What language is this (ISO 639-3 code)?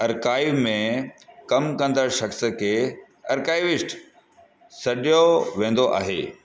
snd